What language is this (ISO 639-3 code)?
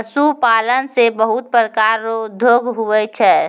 mai